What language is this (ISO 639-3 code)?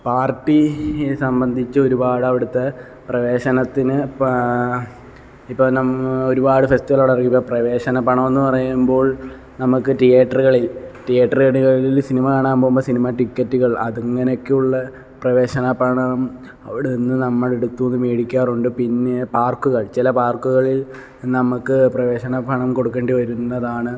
mal